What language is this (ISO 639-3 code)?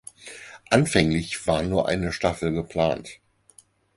deu